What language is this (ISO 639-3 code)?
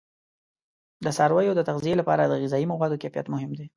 pus